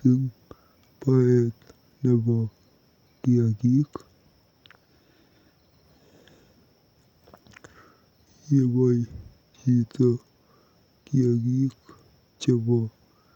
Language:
Kalenjin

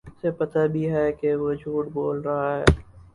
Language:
Urdu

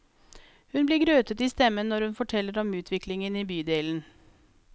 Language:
Norwegian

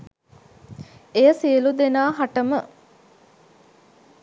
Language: Sinhala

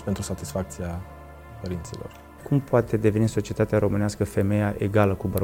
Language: Romanian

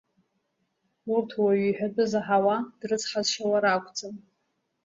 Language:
Abkhazian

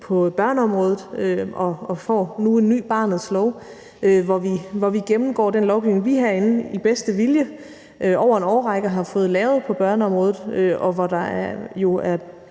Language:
Danish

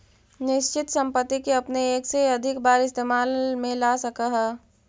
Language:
Magahi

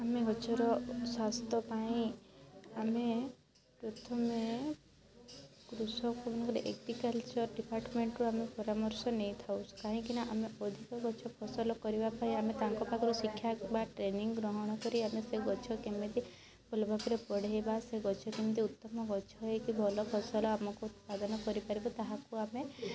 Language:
Odia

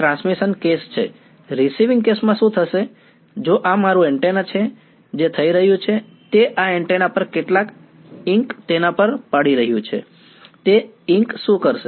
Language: Gujarati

